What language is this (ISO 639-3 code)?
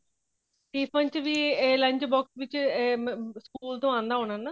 pan